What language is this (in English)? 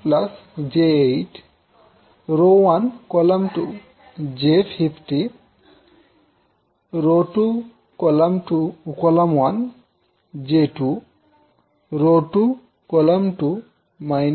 Bangla